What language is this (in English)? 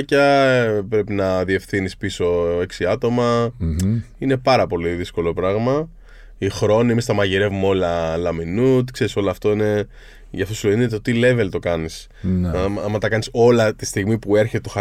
Greek